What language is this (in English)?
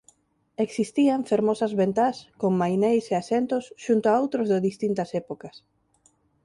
Galician